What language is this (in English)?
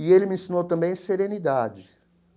Portuguese